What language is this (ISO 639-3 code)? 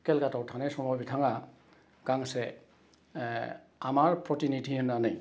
brx